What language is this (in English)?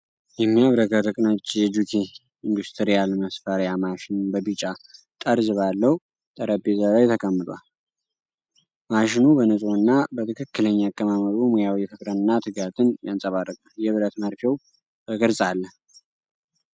Amharic